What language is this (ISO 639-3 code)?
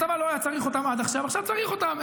heb